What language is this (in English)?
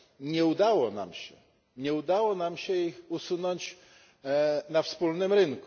Polish